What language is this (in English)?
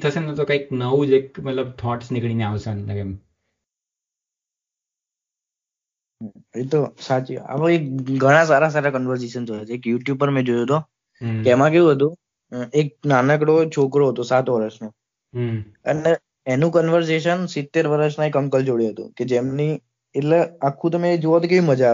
Gujarati